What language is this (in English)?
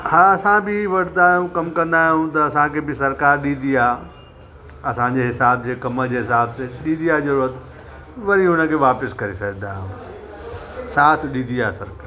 Sindhi